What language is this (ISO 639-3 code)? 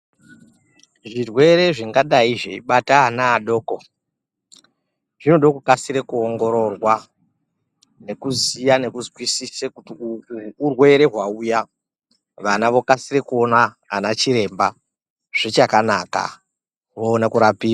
ndc